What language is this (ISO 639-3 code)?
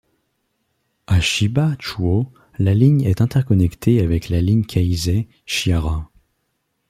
fra